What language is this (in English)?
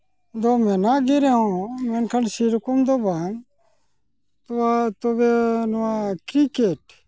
Santali